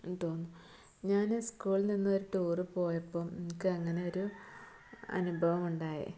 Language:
Malayalam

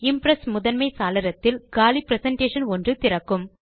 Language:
Tamil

